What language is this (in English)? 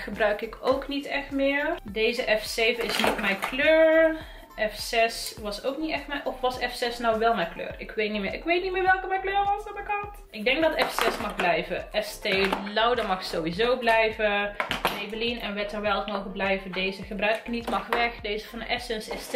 Dutch